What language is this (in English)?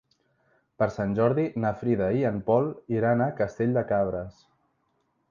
Catalan